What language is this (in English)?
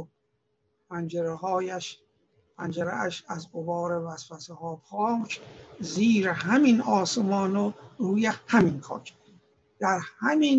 Persian